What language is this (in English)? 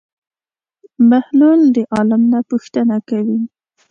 Pashto